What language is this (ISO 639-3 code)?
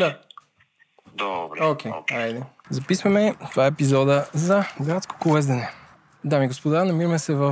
bul